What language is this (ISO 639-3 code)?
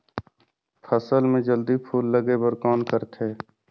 hne